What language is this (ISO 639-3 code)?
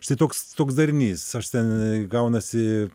lit